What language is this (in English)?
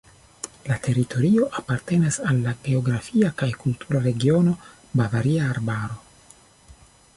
Esperanto